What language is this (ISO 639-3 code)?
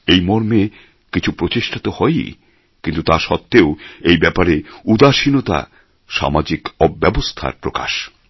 ben